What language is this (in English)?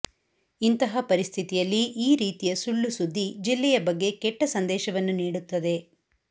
Kannada